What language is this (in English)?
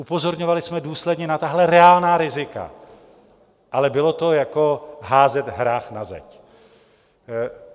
Czech